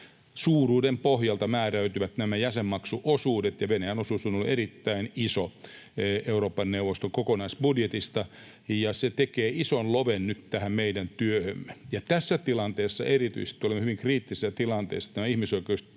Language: Finnish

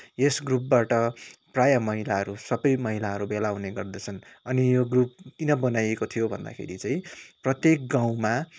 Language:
Nepali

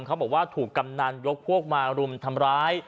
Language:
Thai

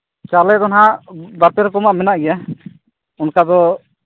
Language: Santali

